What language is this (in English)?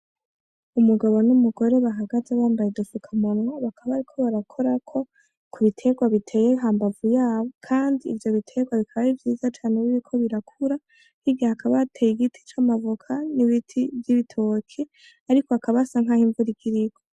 Rundi